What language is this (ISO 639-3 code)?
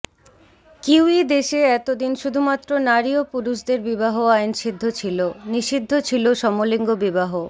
ben